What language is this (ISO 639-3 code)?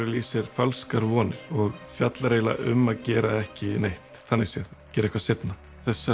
isl